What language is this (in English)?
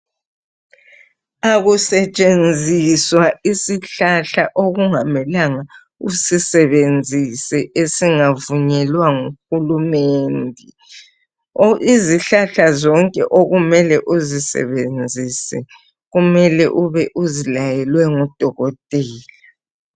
North Ndebele